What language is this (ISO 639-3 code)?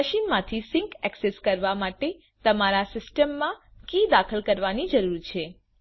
guj